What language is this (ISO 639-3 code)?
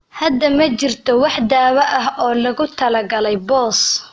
som